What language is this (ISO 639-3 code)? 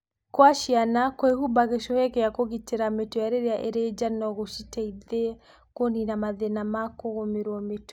kik